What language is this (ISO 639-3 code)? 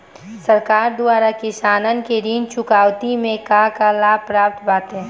bho